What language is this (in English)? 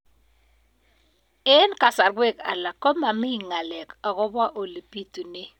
Kalenjin